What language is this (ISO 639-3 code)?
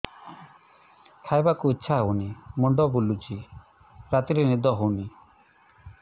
ori